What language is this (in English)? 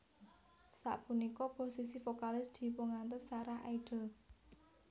Javanese